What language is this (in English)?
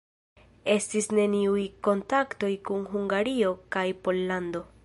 Esperanto